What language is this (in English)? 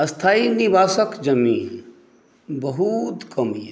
Maithili